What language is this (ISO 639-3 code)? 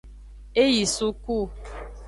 ajg